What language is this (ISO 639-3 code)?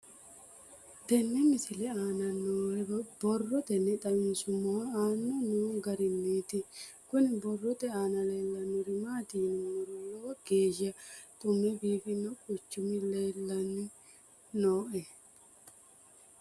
sid